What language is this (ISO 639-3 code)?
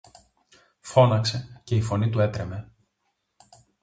ell